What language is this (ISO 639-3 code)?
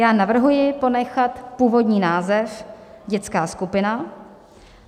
ces